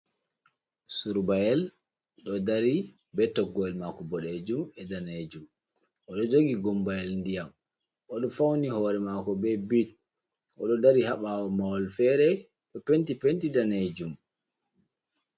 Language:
Fula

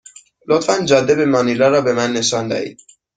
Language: Persian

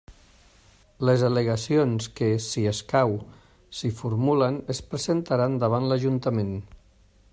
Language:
Catalan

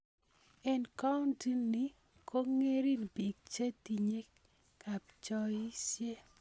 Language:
Kalenjin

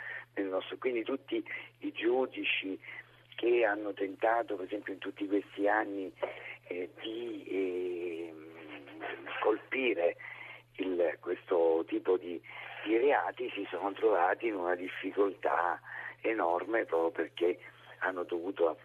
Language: Italian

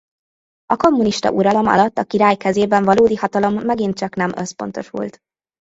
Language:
Hungarian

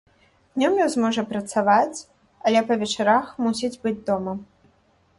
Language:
Belarusian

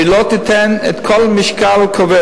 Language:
Hebrew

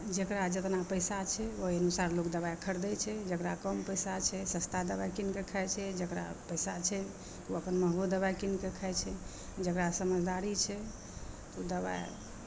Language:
Maithili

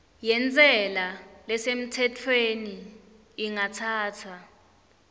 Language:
Swati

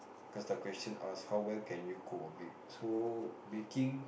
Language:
English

